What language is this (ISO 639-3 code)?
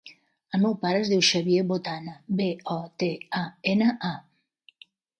cat